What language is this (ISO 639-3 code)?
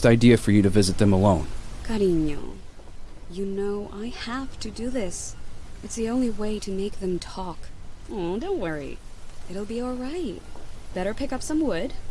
deu